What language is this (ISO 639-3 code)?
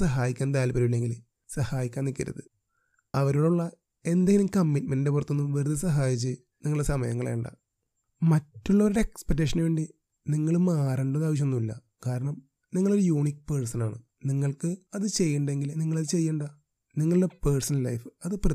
mal